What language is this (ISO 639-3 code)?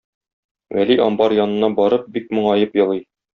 tat